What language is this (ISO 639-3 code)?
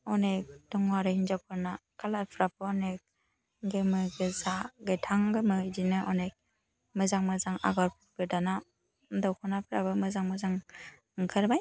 brx